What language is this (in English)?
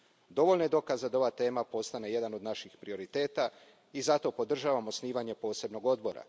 Croatian